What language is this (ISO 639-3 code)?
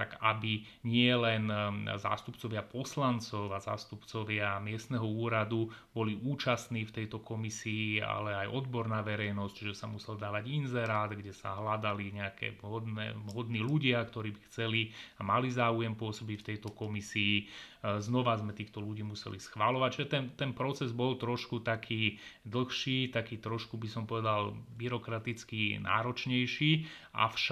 slk